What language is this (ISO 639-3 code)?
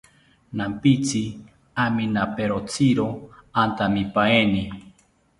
cpy